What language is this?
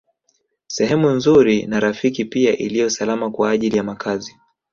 Swahili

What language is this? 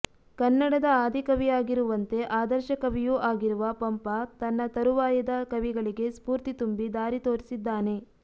Kannada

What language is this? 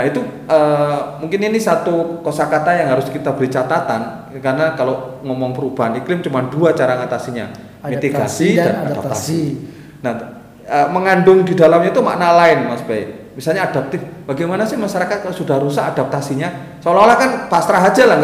Indonesian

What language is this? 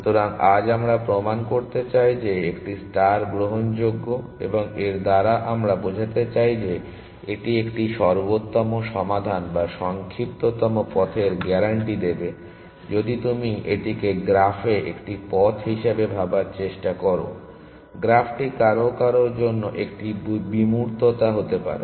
Bangla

